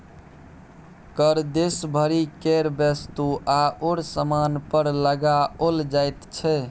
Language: Maithili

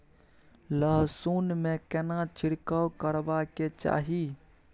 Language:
Maithili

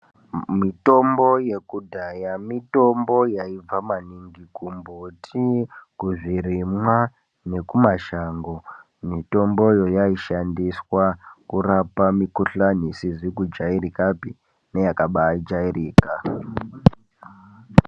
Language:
Ndau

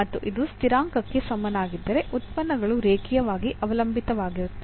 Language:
Kannada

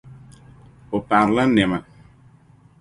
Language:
Dagbani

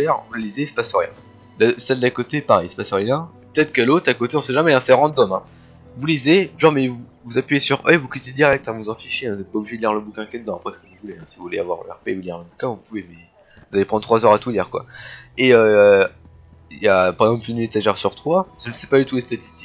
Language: French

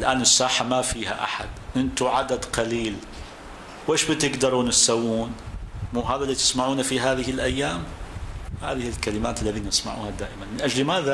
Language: Arabic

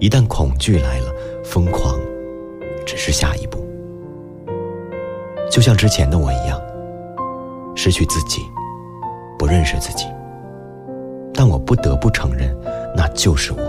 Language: Chinese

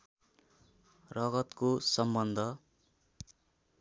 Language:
Nepali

